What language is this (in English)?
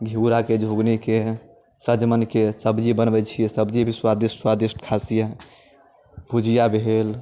Maithili